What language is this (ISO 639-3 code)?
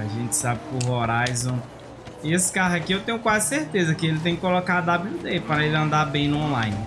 por